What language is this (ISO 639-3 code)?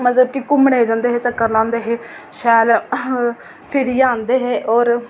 doi